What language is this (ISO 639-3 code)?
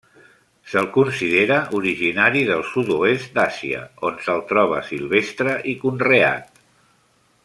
cat